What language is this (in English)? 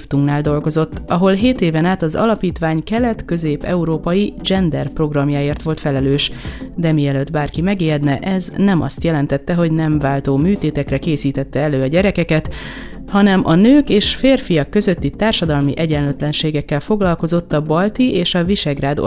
Hungarian